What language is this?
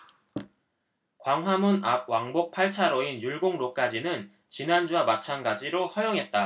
Korean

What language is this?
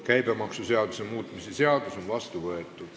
Estonian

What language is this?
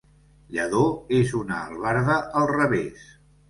Catalan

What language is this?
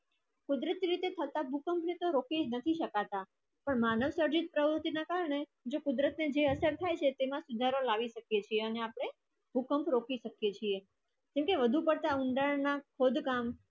Gujarati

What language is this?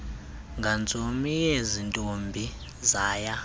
Xhosa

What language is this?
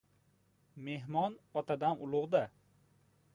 Uzbek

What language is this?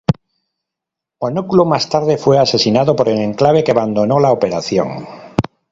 Spanish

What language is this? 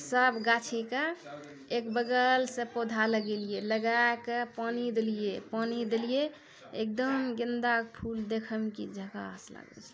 Maithili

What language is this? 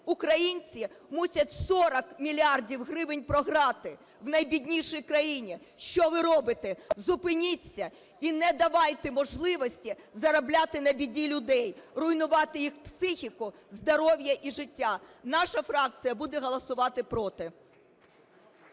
Ukrainian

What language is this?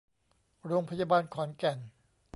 Thai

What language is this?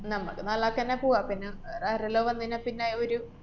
Malayalam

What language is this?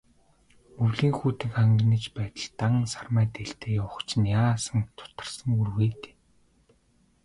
Mongolian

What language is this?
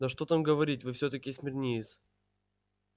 Russian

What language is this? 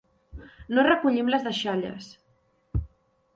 Catalan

